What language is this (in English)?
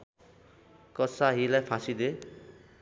Nepali